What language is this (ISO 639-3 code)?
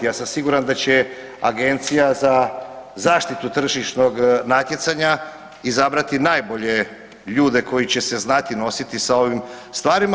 hrv